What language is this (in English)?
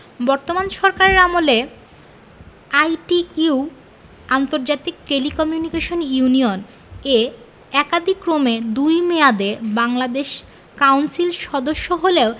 Bangla